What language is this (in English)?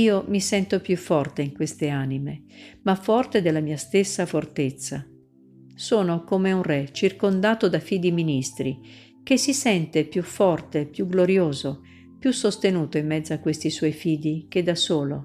Italian